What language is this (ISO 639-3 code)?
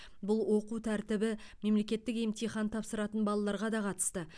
kaz